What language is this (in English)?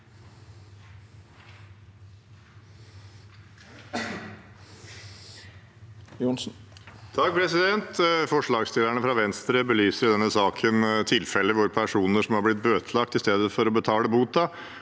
Norwegian